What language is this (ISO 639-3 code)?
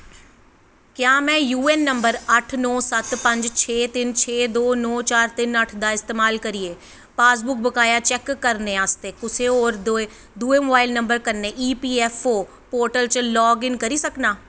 doi